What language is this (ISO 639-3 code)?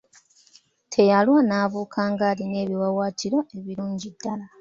lug